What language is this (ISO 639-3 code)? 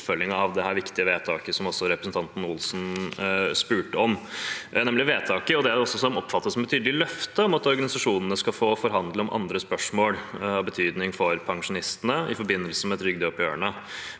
nor